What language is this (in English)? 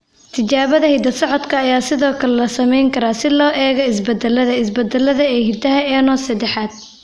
Somali